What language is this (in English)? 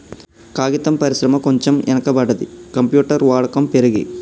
Telugu